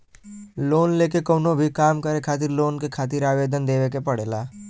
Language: Bhojpuri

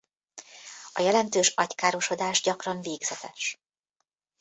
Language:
Hungarian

